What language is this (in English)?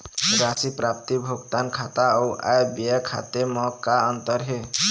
Chhattisgarhi